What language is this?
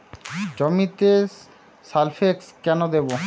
Bangla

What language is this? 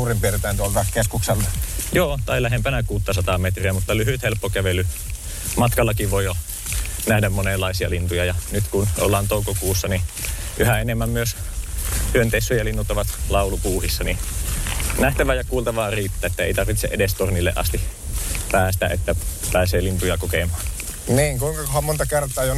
Finnish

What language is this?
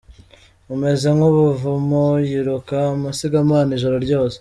Kinyarwanda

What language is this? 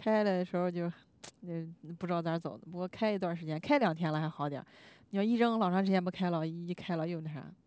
Chinese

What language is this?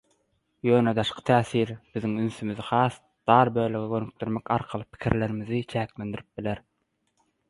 Turkmen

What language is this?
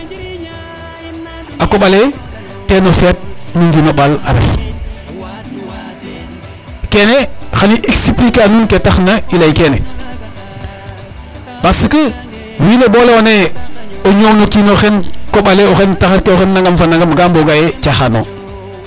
Serer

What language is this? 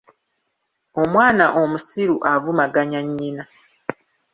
Ganda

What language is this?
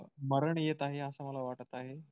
Marathi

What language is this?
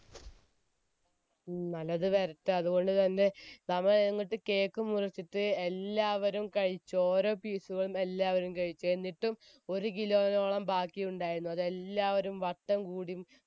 Malayalam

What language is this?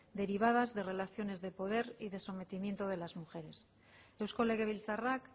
Spanish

